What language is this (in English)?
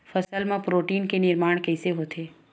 Chhattisgarhi